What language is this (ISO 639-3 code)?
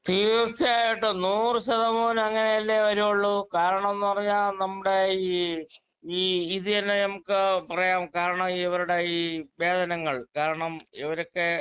mal